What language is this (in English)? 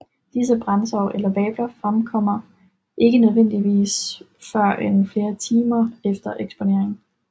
Danish